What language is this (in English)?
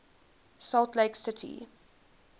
English